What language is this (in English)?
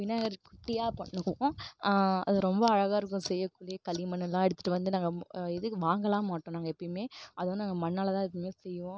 Tamil